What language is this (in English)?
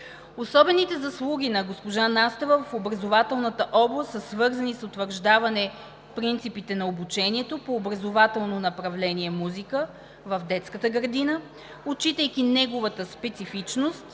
Bulgarian